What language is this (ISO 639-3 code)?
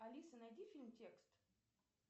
rus